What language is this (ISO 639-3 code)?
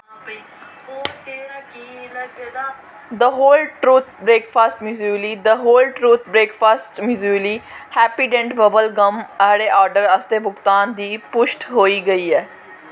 doi